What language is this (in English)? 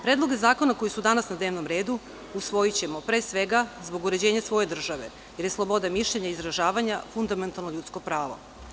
Serbian